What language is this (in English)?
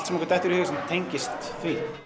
Icelandic